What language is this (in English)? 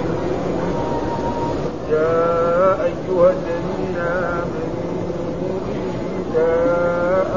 Arabic